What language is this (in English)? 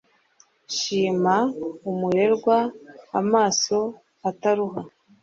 Kinyarwanda